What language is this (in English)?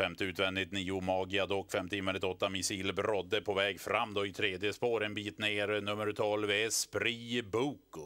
Swedish